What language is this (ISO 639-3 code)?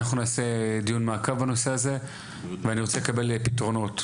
heb